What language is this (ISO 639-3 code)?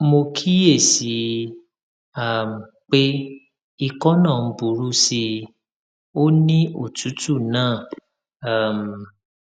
yor